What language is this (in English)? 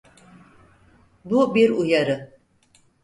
Turkish